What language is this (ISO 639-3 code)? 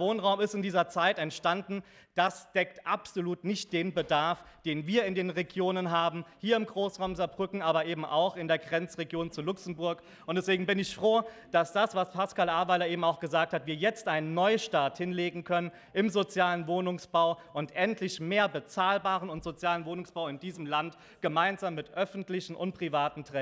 deu